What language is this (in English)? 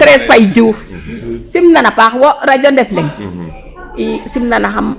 Serer